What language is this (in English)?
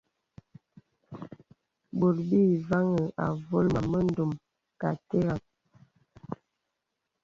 Bebele